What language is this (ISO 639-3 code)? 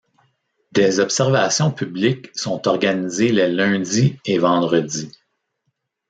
fra